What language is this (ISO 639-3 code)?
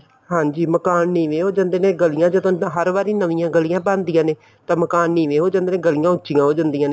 pan